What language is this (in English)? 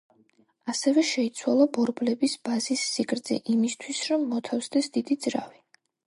Georgian